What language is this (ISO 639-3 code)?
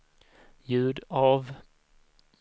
swe